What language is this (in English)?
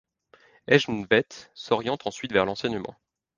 French